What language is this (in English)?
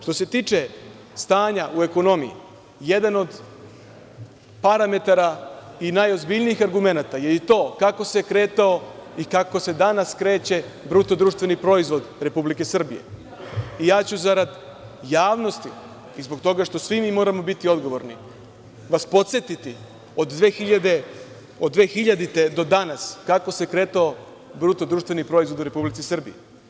Serbian